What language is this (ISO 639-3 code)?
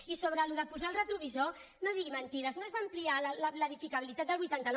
cat